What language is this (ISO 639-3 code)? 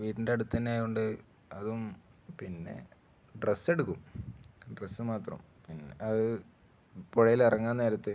mal